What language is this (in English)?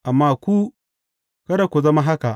Hausa